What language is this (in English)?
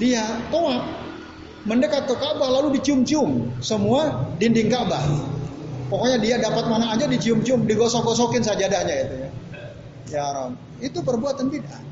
Indonesian